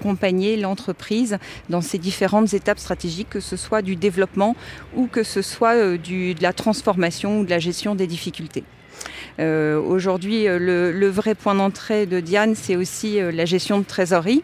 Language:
French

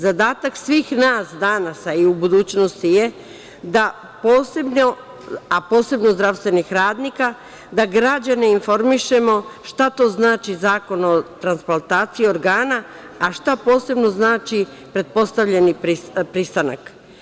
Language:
Serbian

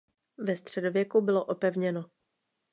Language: Czech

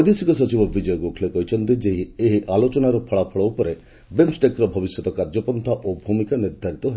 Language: Odia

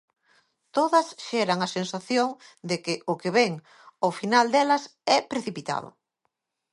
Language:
Galician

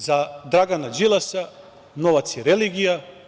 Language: Serbian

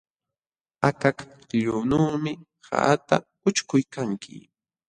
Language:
Jauja Wanca Quechua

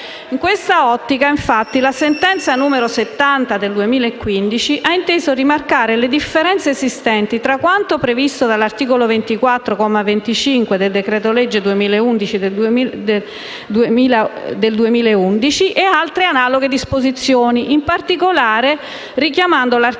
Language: Italian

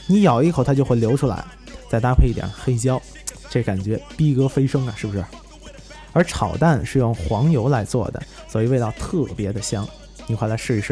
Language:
Chinese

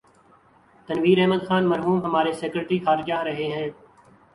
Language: Urdu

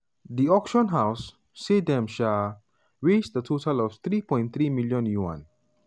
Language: Nigerian Pidgin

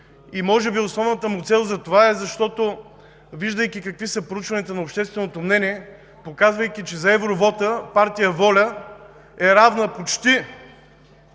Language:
Bulgarian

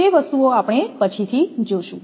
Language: Gujarati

